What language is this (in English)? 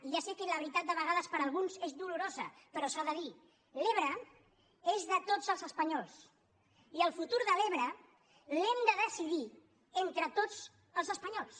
Catalan